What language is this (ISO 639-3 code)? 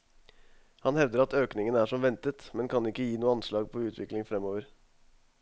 nor